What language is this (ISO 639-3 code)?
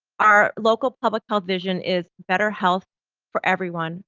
eng